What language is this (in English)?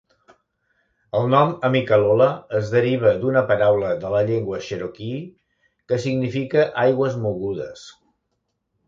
Catalan